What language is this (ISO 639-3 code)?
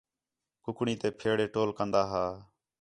xhe